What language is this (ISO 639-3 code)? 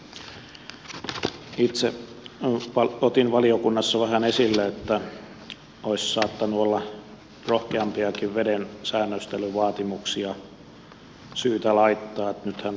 fin